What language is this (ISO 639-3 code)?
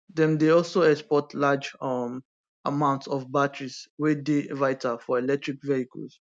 pcm